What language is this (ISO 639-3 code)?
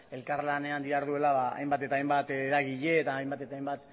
eus